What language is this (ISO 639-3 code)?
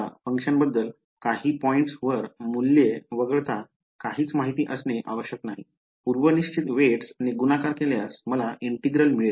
mar